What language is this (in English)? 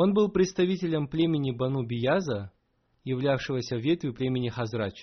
Russian